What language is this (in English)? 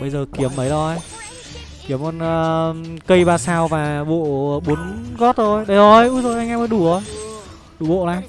Vietnamese